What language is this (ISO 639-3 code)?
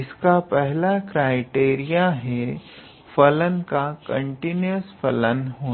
hin